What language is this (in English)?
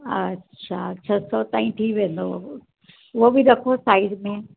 Sindhi